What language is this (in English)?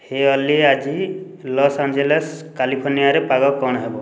Odia